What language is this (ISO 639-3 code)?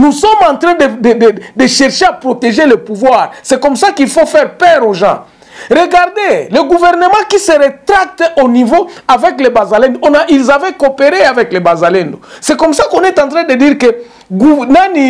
fra